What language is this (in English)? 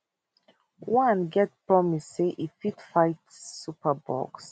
Nigerian Pidgin